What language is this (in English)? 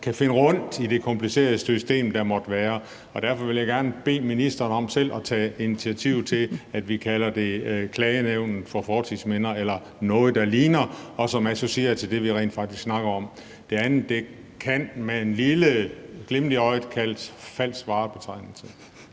Danish